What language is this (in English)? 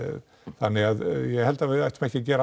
Icelandic